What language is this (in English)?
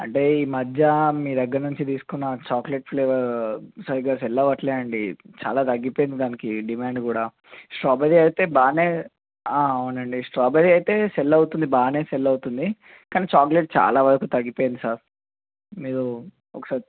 Telugu